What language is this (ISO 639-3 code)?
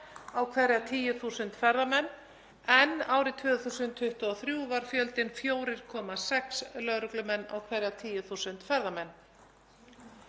isl